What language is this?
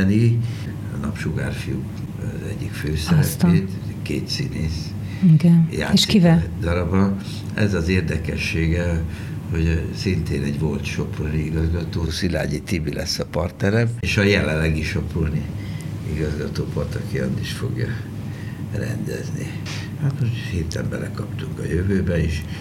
Hungarian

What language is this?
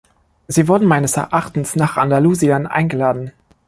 German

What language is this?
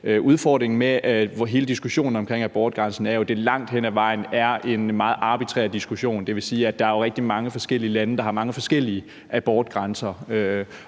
Danish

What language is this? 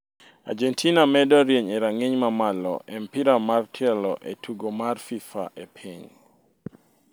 Luo (Kenya and Tanzania)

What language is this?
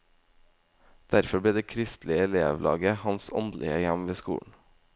Norwegian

